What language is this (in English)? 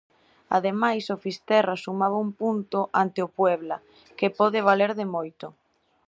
Galician